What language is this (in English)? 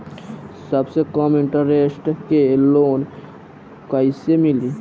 Bhojpuri